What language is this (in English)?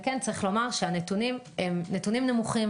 Hebrew